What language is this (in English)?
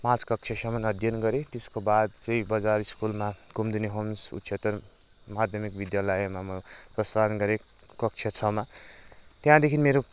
Nepali